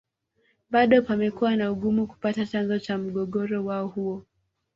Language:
Swahili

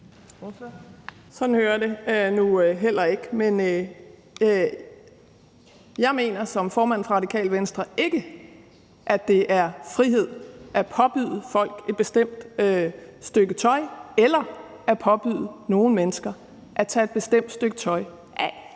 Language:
Danish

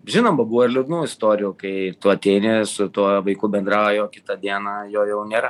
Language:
Lithuanian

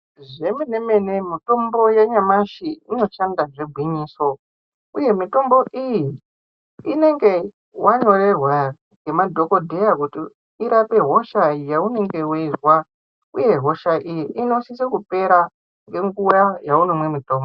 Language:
Ndau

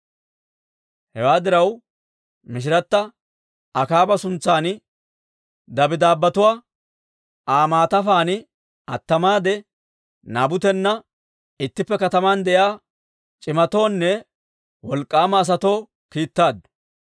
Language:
Dawro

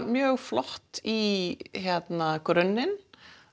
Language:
Icelandic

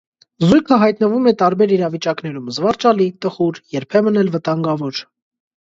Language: Armenian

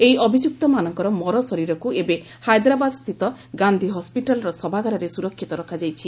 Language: Odia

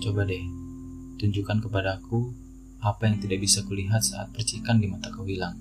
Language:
Indonesian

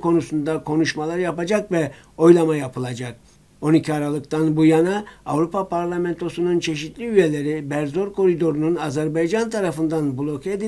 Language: Turkish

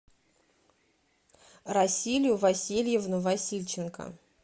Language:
Russian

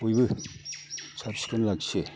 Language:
Bodo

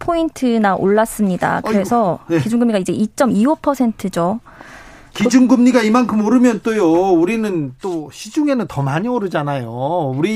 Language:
Korean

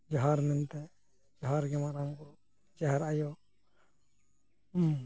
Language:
Santali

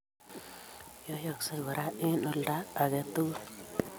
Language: Kalenjin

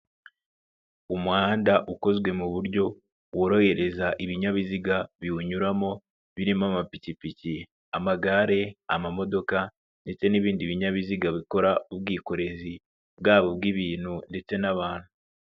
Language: Kinyarwanda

